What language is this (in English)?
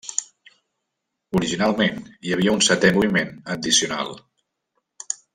Catalan